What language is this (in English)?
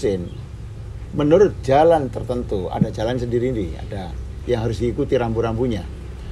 Indonesian